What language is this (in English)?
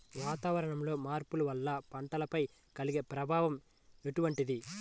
Telugu